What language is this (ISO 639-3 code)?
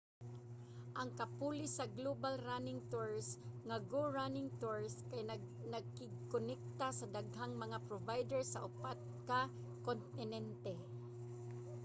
ceb